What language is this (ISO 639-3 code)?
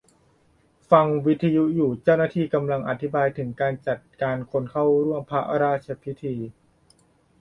tha